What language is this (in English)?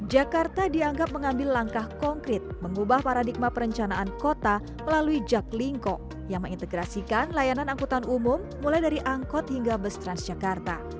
Indonesian